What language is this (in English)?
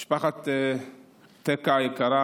Hebrew